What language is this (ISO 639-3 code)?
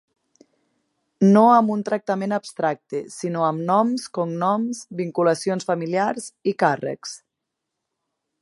cat